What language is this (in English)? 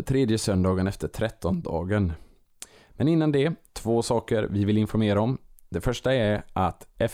Swedish